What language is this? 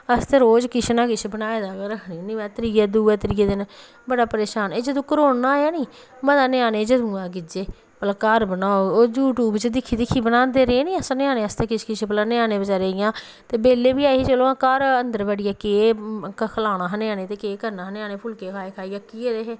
Dogri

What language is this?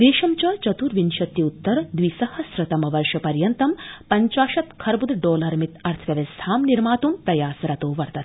Sanskrit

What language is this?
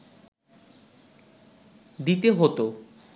Bangla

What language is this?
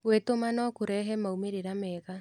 Kikuyu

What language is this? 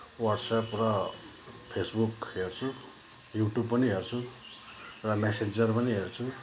Nepali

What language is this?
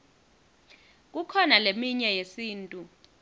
Swati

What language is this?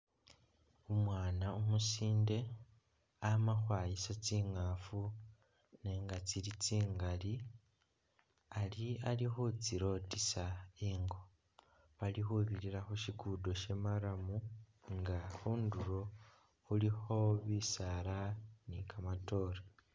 Masaaba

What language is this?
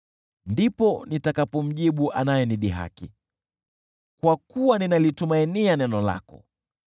Swahili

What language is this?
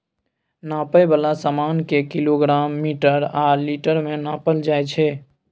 Maithili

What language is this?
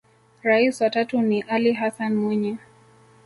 Swahili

